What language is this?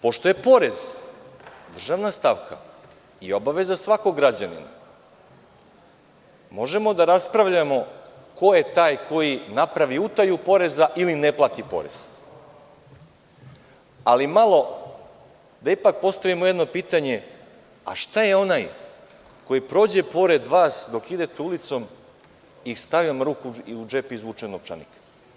Serbian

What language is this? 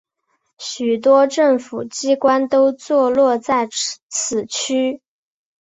Chinese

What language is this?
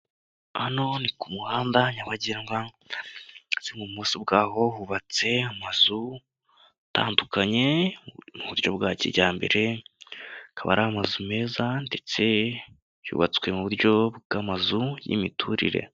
Kinyarwanda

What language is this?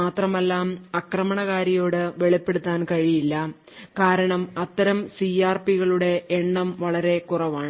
Malayalam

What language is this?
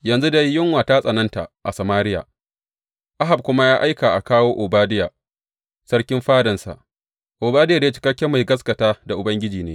Hausa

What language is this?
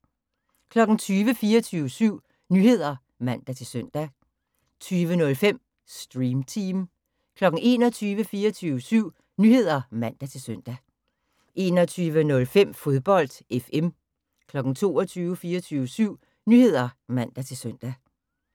Danish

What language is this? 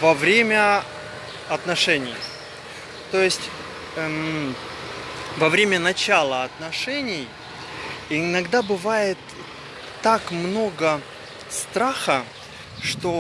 Russian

